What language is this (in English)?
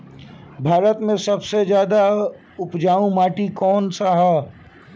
Bhojpuri